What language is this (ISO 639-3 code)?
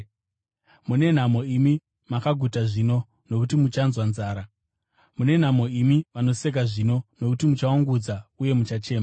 sna